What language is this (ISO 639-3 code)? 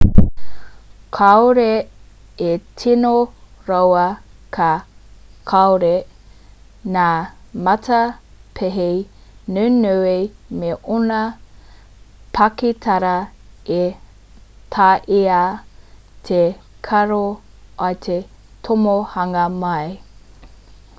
mri